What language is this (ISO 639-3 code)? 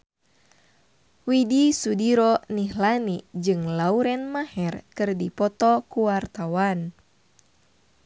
sun